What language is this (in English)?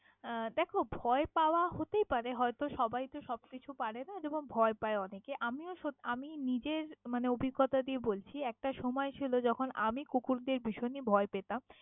Bangla